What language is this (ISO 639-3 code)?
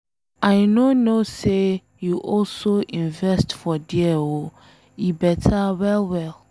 pcm